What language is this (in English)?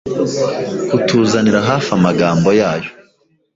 Kinyarwanda